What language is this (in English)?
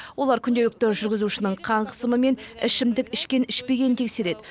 Kazakh